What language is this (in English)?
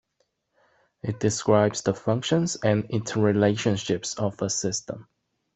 English